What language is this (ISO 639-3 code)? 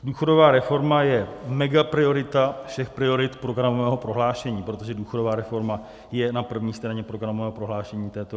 ces